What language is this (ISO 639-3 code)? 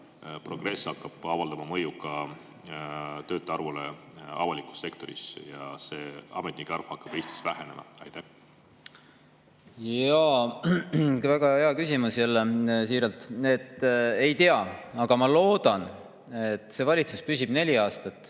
est